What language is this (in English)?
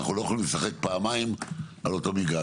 Hebrew